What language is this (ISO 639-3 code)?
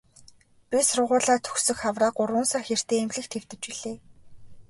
mon